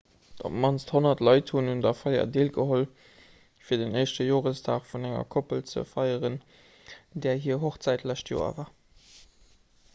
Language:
Luxembourgish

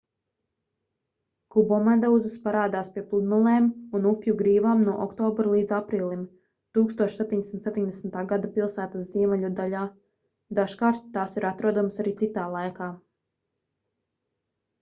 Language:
Latvian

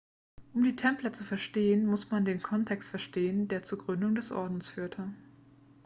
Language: German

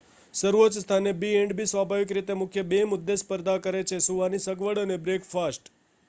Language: Gujarati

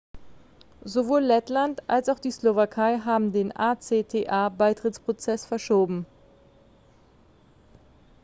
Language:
German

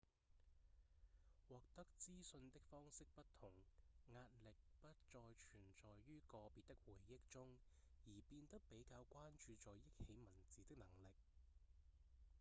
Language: Cantonese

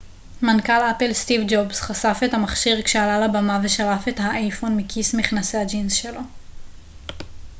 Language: Hebrew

